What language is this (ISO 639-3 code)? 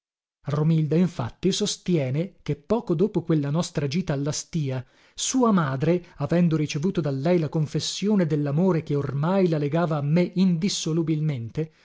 ita